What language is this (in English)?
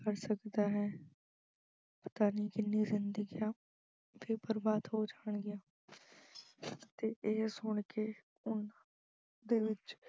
Punjabi